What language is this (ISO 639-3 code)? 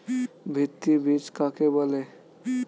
ben